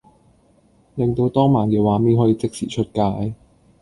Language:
Cantonese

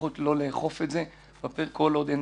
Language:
Hebrew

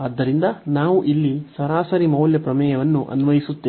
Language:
Kannada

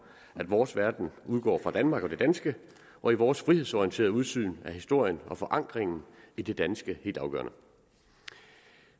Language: Danish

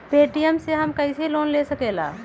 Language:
Magahi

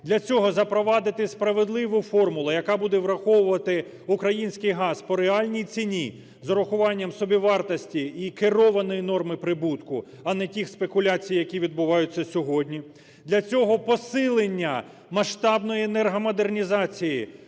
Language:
Ukrainian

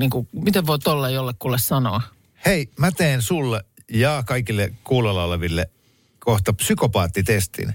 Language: Finnish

